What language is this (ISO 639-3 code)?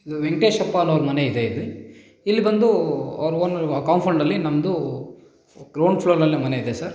kan